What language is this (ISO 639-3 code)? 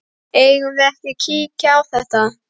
isl